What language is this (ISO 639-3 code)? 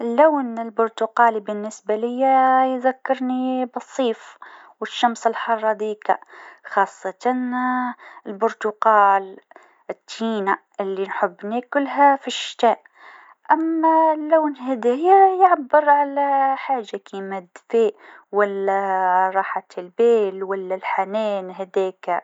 aeb